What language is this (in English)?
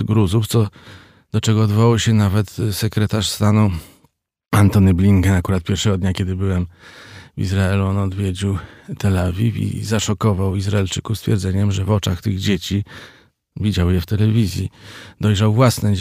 Polish